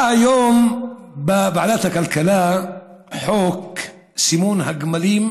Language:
Hebrew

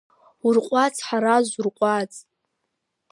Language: Abkhazian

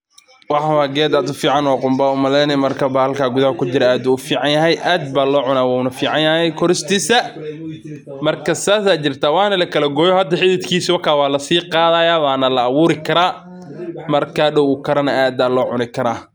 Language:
Somali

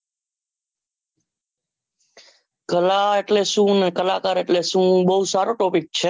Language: Gujarati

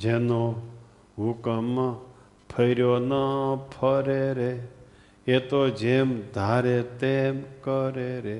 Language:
Gujarati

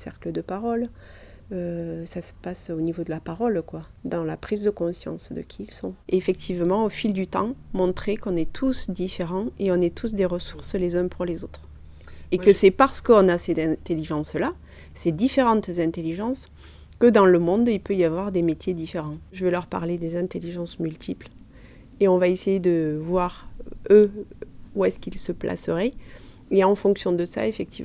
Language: French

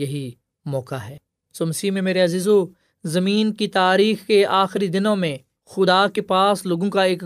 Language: Urdu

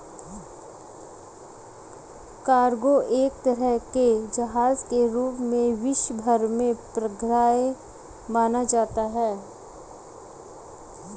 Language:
Hindi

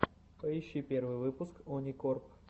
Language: Russian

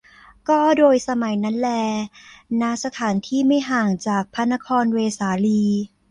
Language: Thai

